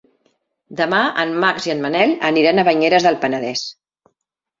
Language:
Catalan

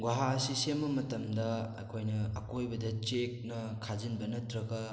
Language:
Manipuri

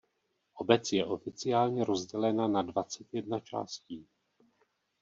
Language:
Czech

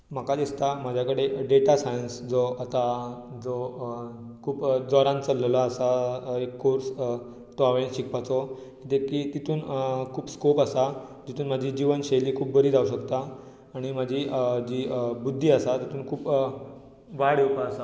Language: Konkani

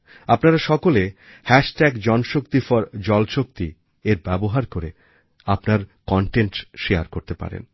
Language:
Bangla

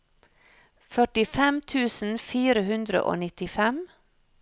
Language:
Norwegian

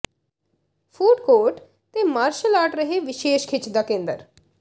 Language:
Punjabi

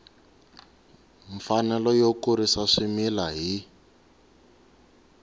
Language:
Tsonga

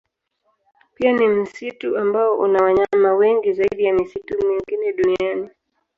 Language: Swahili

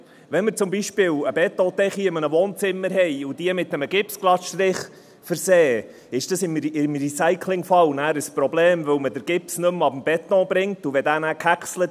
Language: Swiss German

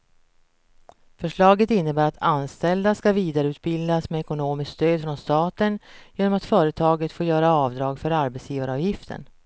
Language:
Swedish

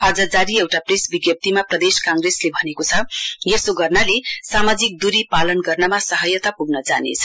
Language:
Nepali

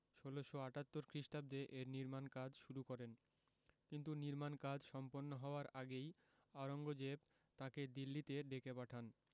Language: Bangla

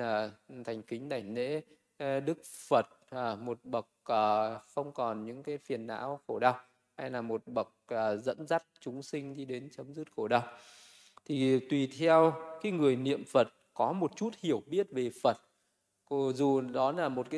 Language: Vietnamese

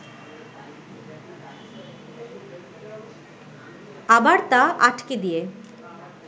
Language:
Bangla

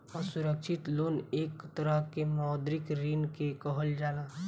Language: Bhojpuri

